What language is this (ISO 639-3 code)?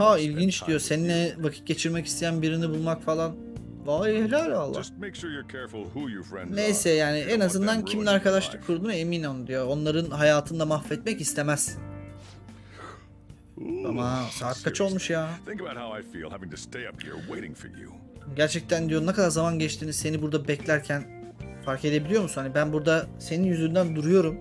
tur